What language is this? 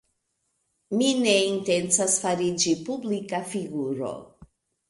Esperanto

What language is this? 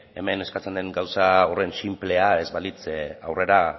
Basque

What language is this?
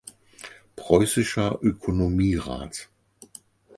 German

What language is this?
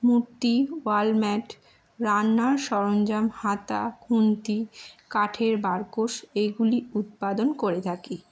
Bangla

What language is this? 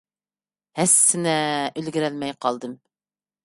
Uyghur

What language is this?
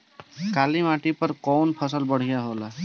Bhojpuri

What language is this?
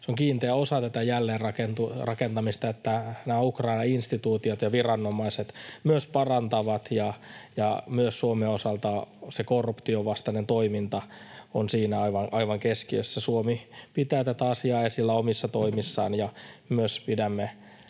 Finnish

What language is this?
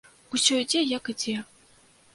Belarusian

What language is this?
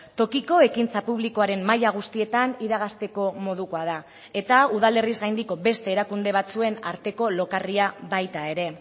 Basque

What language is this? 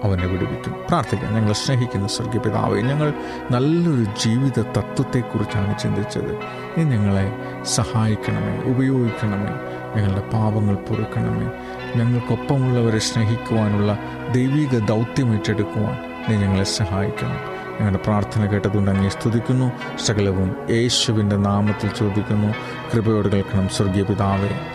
Malayalam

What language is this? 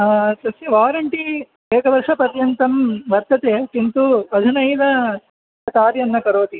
Sanskrit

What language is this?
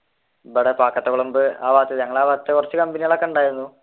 Malayalam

